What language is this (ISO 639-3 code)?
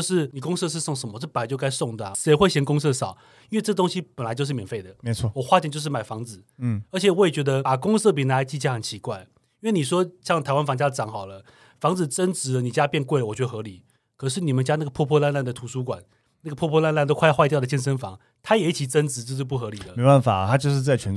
zho